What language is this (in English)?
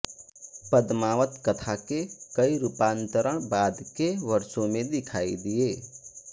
Hindi